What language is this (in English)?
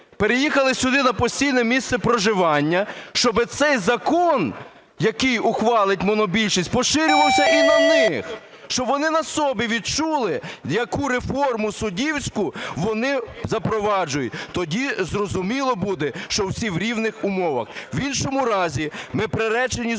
Ukrainian